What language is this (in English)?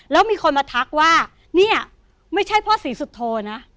Thai